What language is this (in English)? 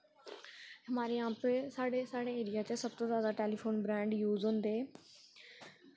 Dogri